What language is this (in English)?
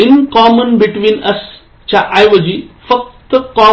Marathi